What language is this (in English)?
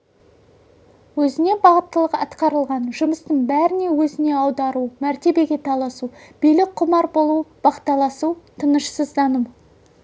Kazakh